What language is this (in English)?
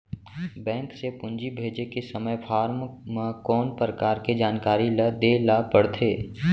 Chhattisgarhi